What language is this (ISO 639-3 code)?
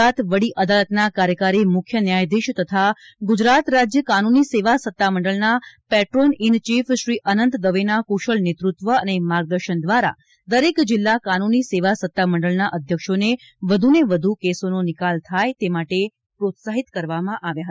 guj